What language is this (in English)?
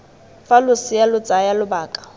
Tswana